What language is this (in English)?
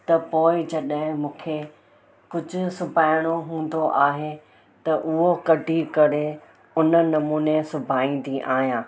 Sindhi